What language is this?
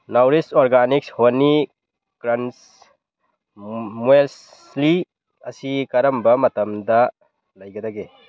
Manipuri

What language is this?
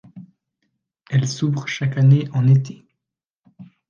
French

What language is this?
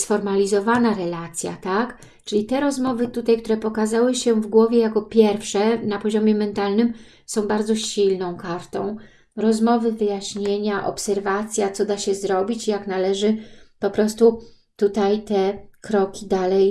Polish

